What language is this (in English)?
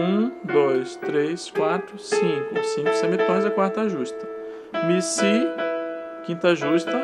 Portuguese